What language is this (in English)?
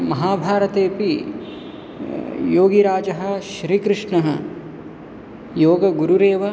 Sanskrit